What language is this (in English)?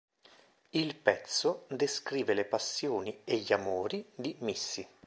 Italian